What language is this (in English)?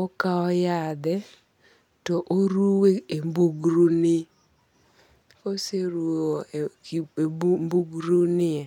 Luo (Kenya and Tanzania)